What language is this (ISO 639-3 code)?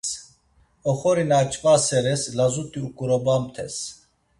lzz